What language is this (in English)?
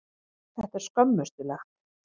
Icelandic